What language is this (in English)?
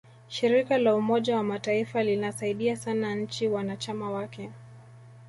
Swahili